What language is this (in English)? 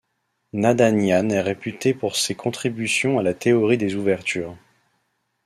French